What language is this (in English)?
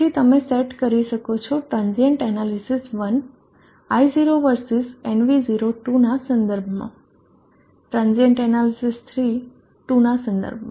Gujarati